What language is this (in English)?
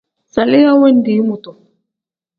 Tem